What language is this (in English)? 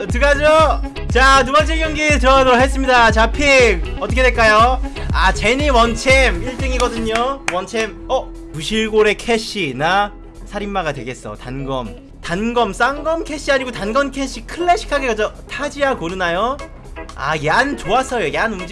Korean